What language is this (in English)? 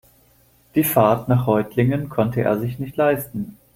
German